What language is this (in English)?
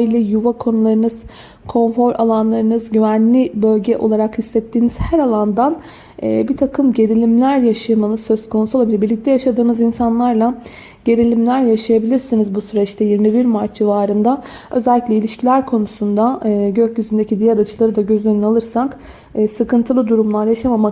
Turkish